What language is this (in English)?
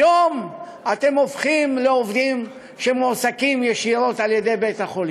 Hebrew